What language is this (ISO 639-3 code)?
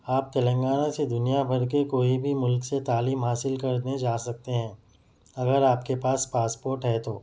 urd